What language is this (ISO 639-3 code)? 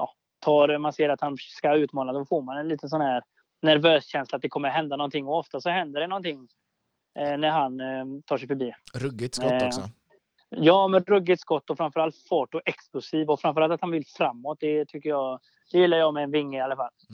swe